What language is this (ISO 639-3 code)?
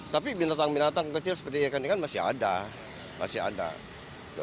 ind